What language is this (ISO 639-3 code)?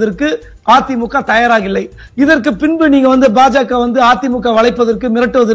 tam